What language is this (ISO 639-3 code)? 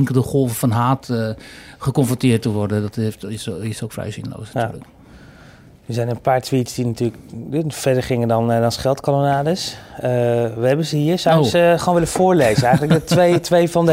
nld